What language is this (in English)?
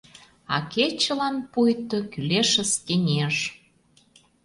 Mari